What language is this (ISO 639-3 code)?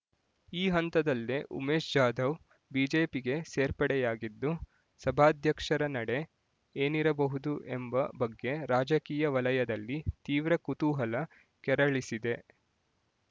kan